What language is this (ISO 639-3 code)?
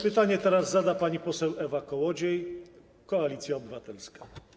pol